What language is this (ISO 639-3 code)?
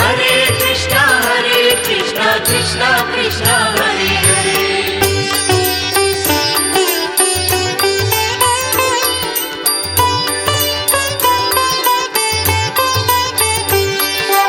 kan